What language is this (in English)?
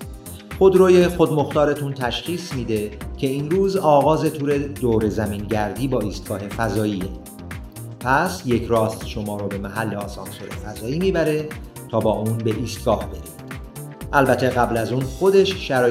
Persian